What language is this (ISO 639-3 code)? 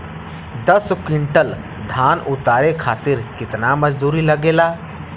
bho